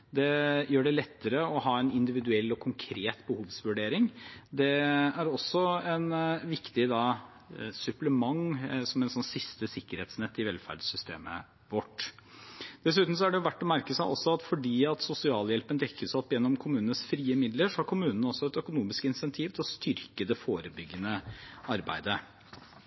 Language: Norwegian Bokmål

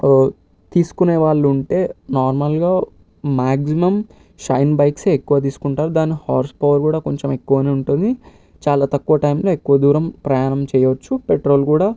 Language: Telugu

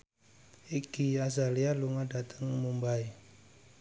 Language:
Javanese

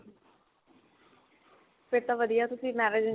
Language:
Punjabi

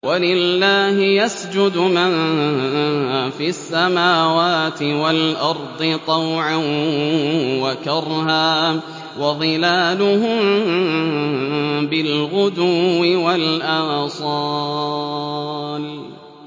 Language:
Arabic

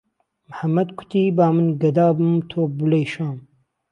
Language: Central Kurdish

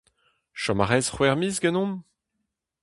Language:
Breton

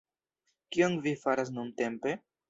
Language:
Esperanto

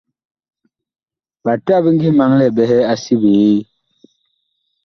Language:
Bakoko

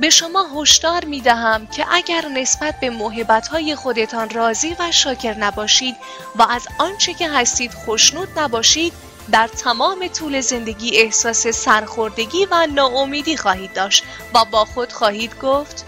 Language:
Persian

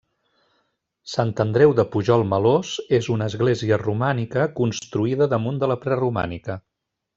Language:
Catalan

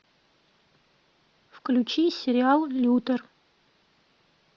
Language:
Russian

